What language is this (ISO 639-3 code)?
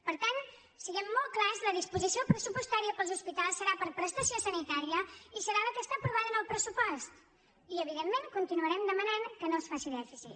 cat